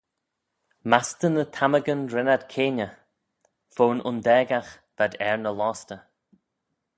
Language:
Manx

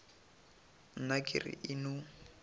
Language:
Northern Sotho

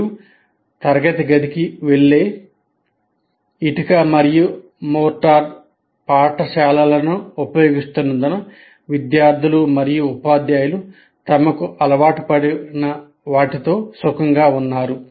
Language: Telugu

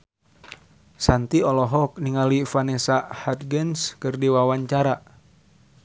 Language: Sundanese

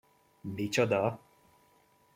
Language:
Hungarian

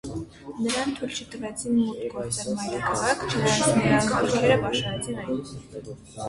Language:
Armenian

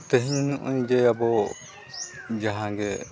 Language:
Santali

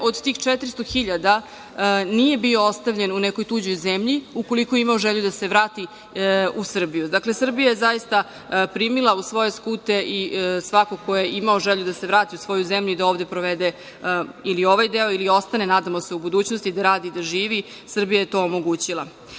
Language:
Serbian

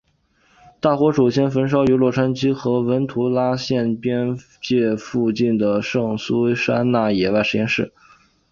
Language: Chinese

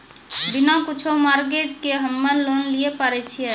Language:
Maithili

